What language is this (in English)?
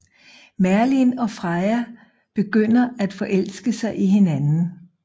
Danish